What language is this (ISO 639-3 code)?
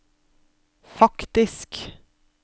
nor